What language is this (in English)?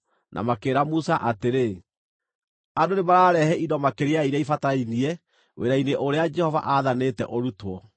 Kikuyu